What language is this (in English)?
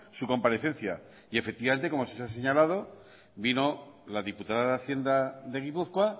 Spanish